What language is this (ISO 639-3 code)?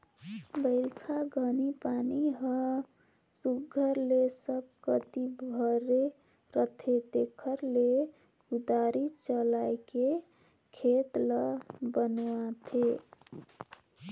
hne